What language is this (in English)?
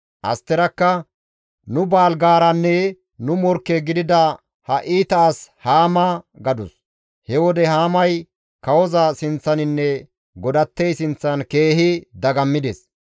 Gamo